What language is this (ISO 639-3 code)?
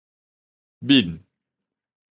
nan